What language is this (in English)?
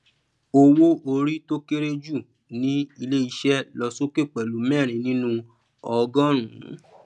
Yoruba